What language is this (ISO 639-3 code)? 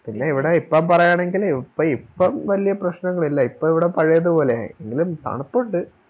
mal